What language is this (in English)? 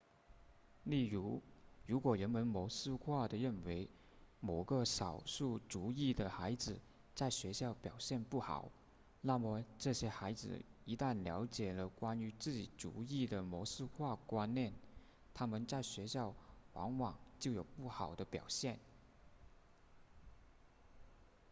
Chinese